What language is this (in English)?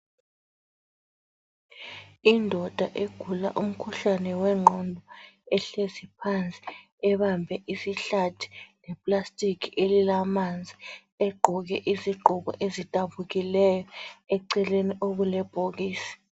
North Ndebele